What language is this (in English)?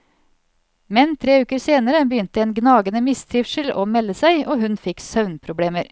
Norwegian